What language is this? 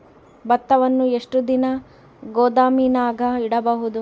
Kannada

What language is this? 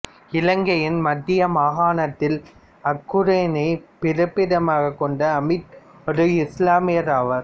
Tamil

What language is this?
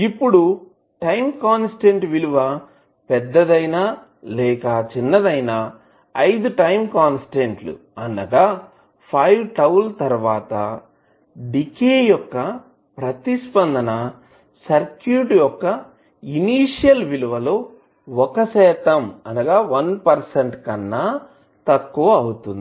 Telugu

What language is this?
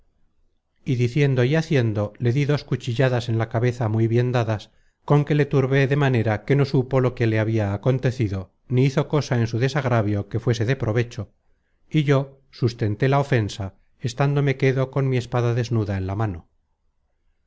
Spanish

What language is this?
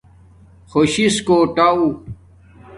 Domaaki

